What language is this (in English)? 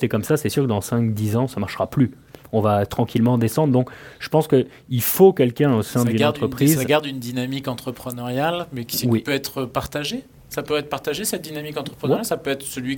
French